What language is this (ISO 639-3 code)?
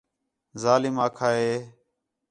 xhe